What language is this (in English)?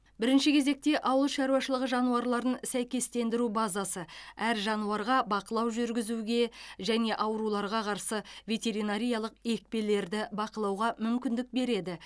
Kazakh